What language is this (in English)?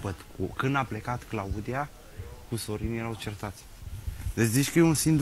Romanian